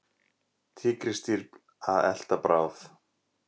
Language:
Icelandic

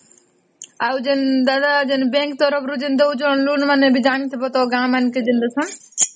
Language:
Odia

